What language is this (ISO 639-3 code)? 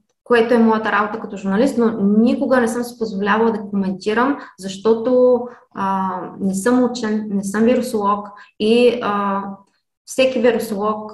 bul